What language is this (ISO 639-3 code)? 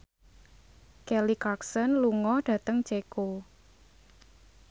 jav